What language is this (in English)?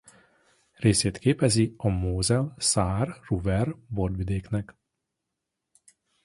Hungarian